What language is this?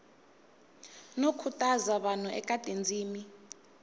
Tsonga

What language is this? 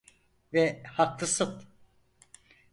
Turkish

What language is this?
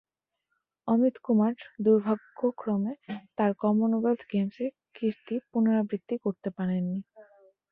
Bangla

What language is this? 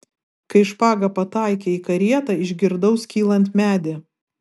Lithuanian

